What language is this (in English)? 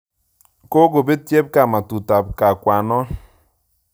Kalenjin